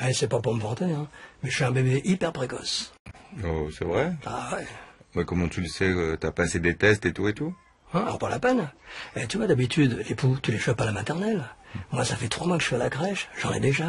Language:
French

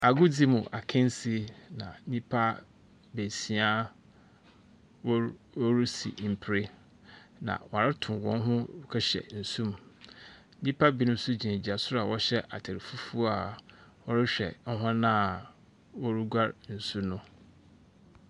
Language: Akan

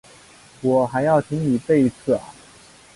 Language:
Chinese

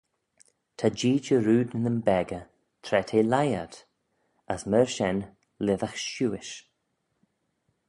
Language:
Manx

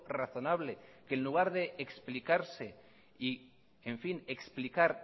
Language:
Spanish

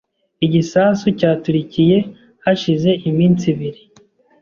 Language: Kinyarwanda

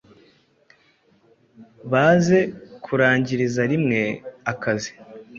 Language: Kinyarwanda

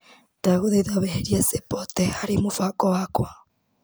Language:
Kikuyu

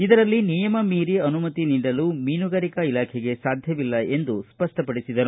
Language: Kannada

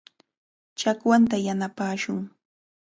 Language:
Cajatambo North Lima Quechua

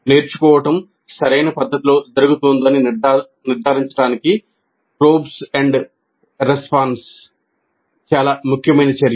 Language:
Telugu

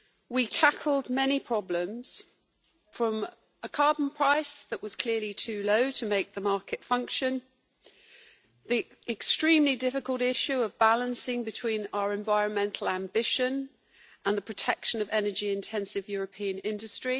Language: English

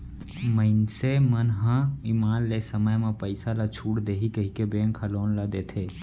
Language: Chhattisgarhi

